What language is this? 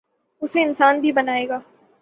Urdu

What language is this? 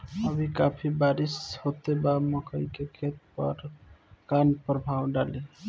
Bhojpuri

